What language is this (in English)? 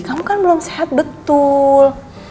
Indonesian